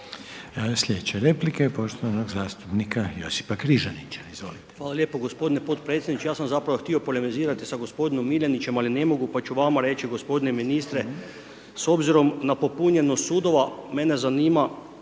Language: Croatian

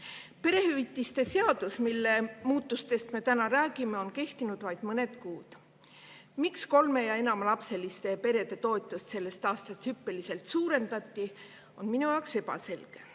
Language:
Estonian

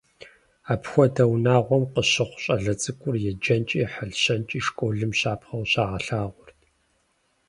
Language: Kabardian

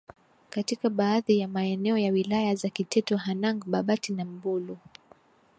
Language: Swahili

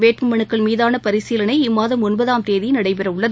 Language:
Tamil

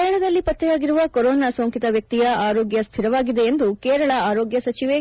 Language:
Kannada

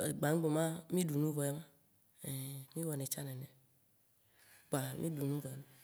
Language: Waci Gbe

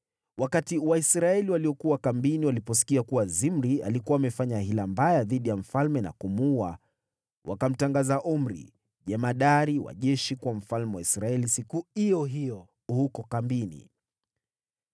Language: Swahili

